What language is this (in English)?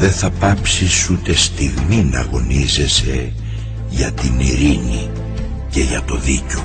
Greek